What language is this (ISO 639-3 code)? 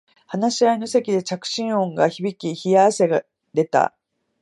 jpn